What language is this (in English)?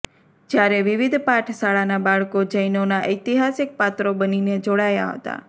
Gujarati